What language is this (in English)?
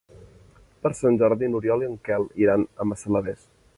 Catalan